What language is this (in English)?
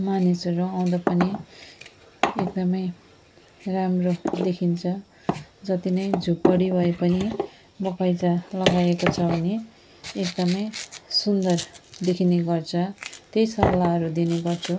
Nepali